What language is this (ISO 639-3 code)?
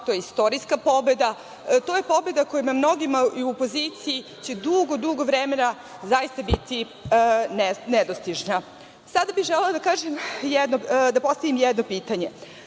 srp